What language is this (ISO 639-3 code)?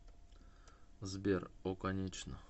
rus